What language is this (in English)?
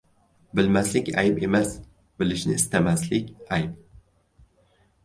Uzbek